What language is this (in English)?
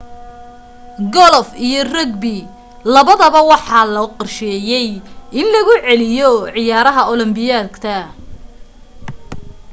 Somali